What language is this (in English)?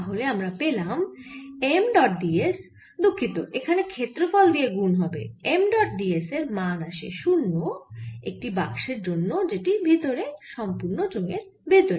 Bangla